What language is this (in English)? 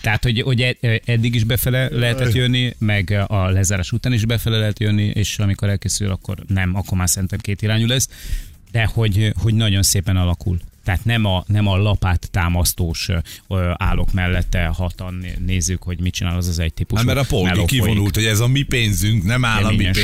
Hungarian